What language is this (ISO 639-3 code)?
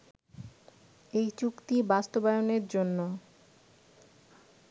ben